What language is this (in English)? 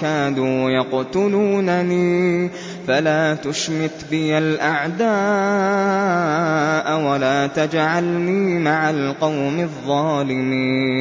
Arabic